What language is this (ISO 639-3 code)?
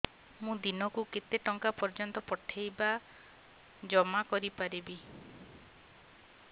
ori